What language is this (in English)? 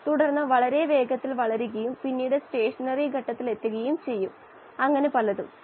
Malayalam